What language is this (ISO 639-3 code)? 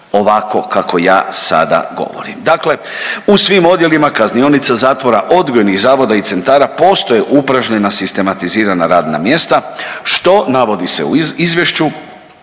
hrv